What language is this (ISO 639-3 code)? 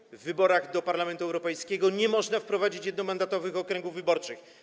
pol